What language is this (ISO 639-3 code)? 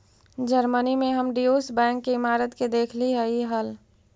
mag